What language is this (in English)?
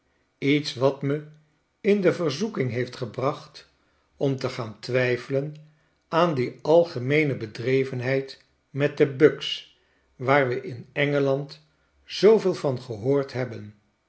Dutch